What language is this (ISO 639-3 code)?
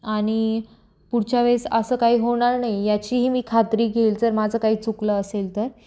mar